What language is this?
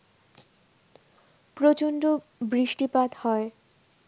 Bangla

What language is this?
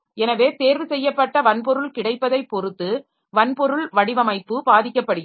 Tamil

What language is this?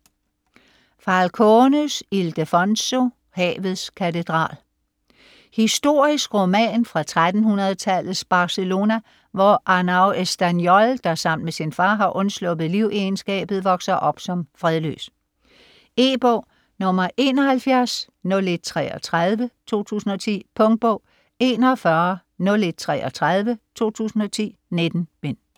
Danish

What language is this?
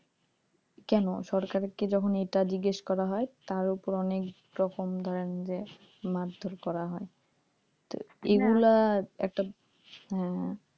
Bangla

